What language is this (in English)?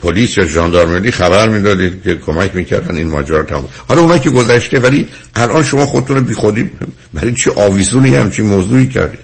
Persian